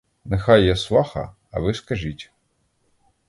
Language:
Ukrainian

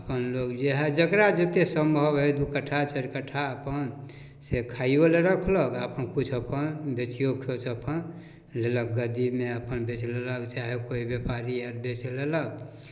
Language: Maithili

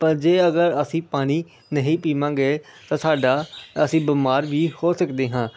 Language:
Punjabi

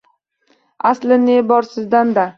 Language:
Uzbek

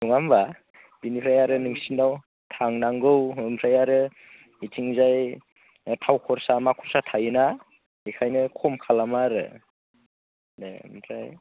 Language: Bodo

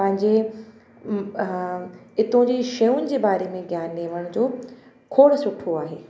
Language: Sindhi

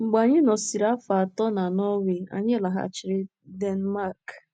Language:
Igbo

